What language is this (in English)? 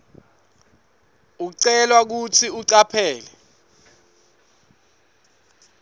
Swati